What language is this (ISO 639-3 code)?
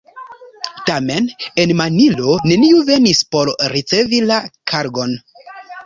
epo